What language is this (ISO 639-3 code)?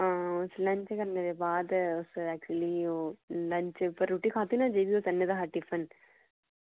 doi